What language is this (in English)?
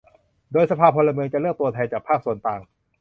Thai